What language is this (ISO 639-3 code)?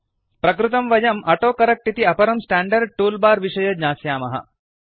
san